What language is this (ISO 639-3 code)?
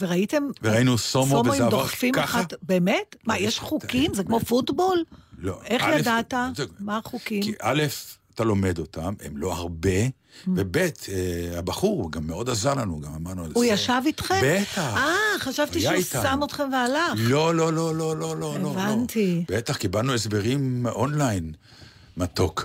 heb